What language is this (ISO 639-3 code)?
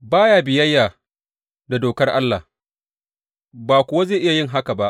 hau